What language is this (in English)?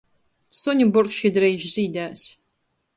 Latgalian